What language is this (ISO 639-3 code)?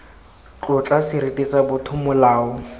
tsn